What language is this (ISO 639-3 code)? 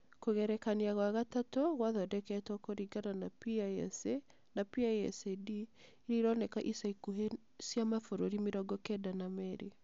kik